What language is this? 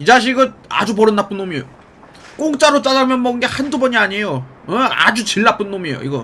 Korean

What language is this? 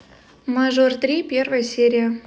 Russian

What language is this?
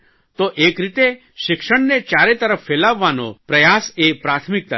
Gujarati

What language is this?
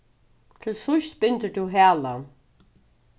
Faroese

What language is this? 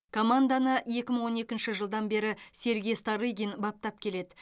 Kazakh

